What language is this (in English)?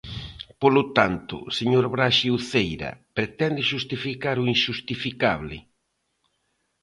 Galician